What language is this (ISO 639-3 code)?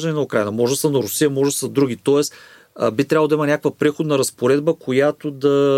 bul